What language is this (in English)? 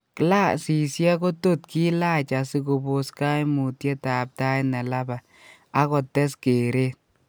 Kalenjin